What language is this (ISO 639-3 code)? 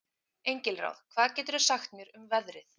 isl